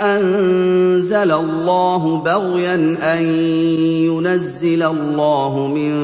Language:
Arabic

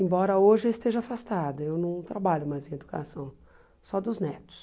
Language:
Portuguese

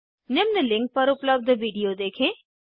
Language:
Hindi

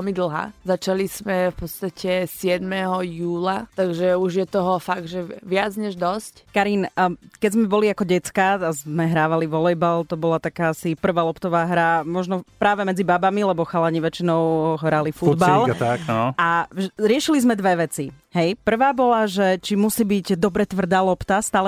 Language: Slovak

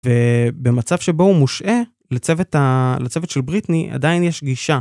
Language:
Hebrew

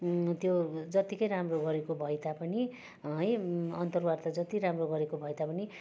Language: Nepali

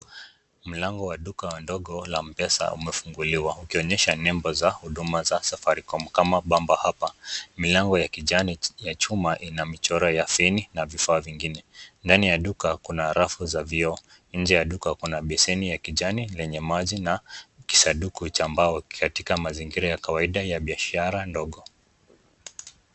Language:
Swahili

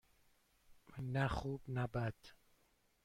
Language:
Persian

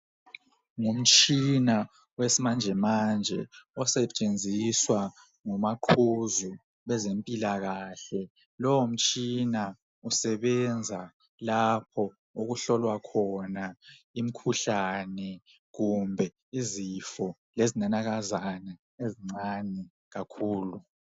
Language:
North Ndebele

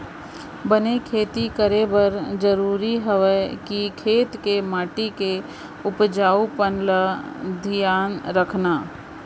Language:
Chhattisgarhi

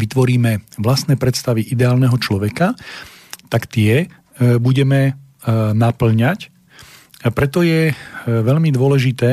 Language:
Slovak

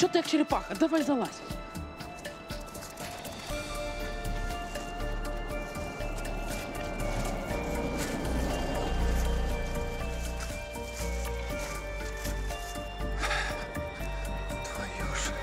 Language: Ukrainian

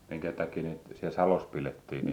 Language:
Finnish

